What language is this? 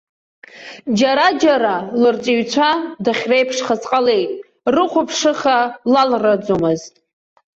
Abkhazian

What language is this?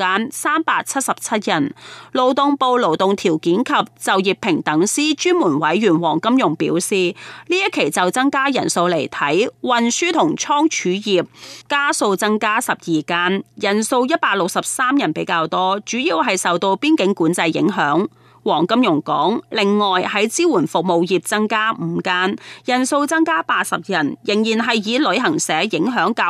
Chinese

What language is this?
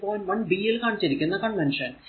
Malayalam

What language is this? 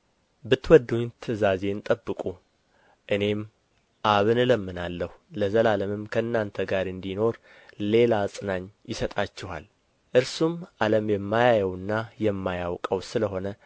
Amharic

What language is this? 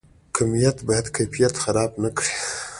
Pashto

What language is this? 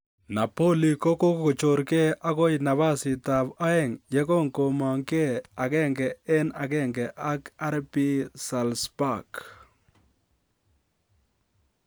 Kalenjin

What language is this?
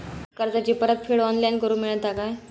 Marathi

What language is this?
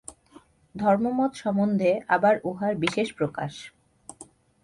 Bangla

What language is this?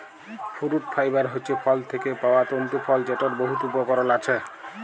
Bangla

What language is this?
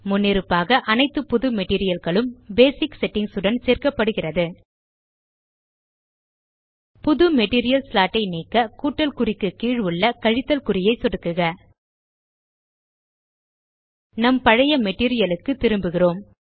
Tamil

